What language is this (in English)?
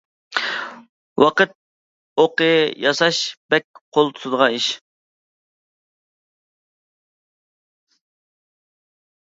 Uyghur